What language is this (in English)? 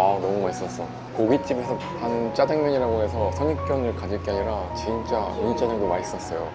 Korean